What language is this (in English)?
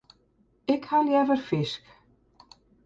Western Frisian